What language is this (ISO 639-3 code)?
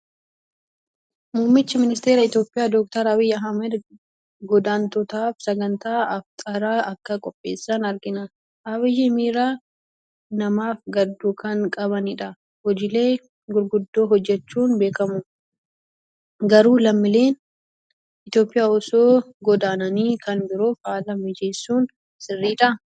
orm